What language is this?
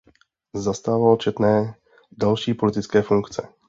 Czech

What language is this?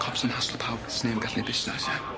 Welsh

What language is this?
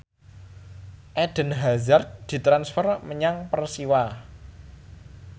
Javanese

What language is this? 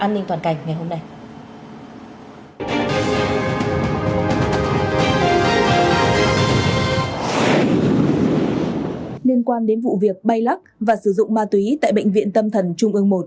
Vietnamese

